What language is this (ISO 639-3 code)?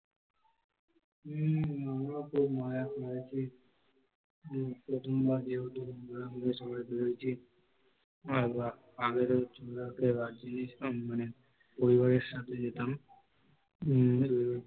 ben